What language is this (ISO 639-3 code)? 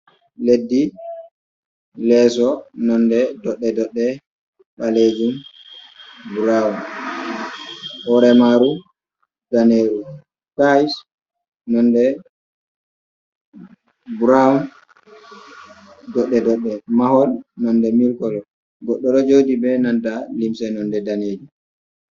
ful